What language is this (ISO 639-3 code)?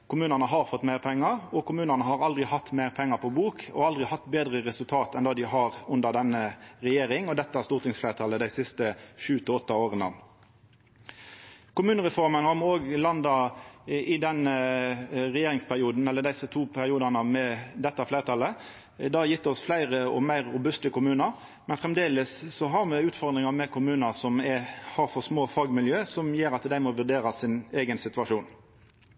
nno